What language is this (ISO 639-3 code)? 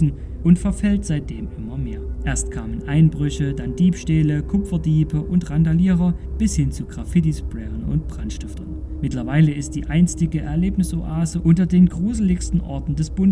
deu